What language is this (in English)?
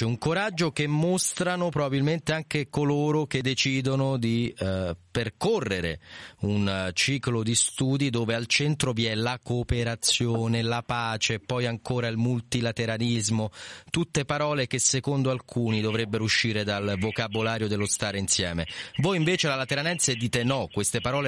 Italian